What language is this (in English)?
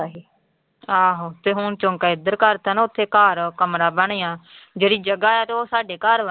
Punjabi